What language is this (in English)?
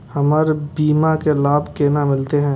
Maithili